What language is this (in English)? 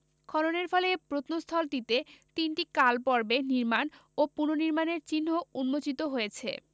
Bangla